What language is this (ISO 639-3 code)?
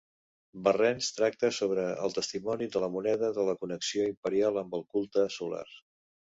cat